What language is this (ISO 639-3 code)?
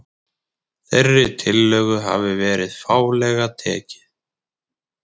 isl